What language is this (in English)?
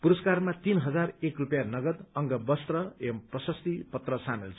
Nepali